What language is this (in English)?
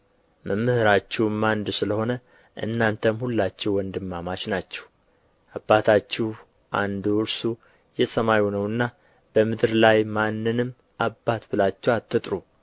Amharic